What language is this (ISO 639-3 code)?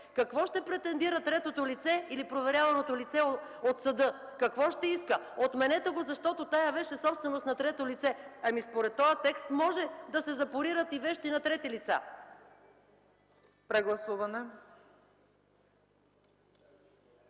bul